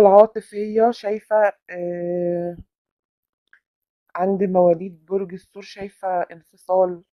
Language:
Arabic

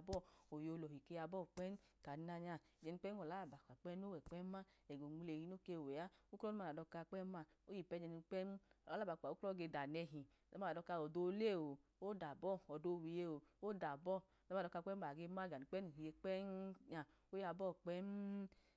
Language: Idoma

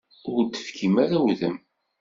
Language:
Kabyle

